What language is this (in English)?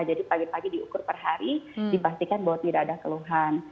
Indonesian